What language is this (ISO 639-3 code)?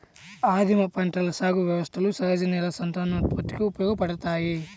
tel